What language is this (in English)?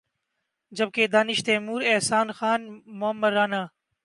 Urdu